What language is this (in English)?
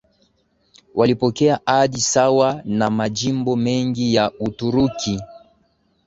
Swahili